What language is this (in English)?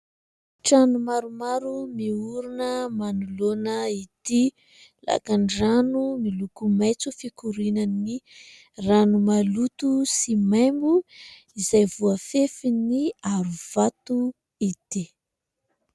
Malagasy